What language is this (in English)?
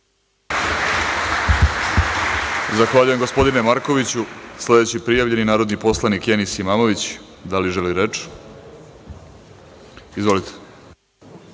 Serbian